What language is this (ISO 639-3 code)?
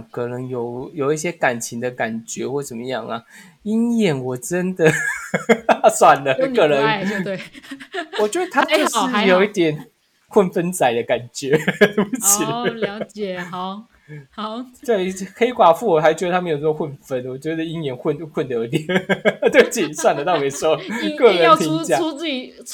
zho